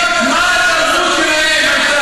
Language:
Hebrew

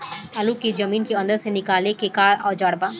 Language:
Bhojpuri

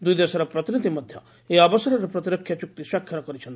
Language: Odia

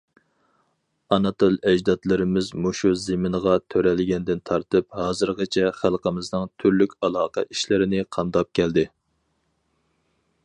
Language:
Uyghur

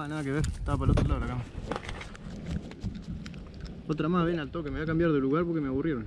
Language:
Spanish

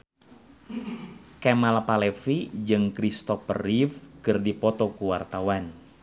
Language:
Sundanese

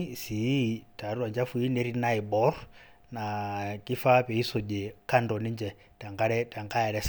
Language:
Masai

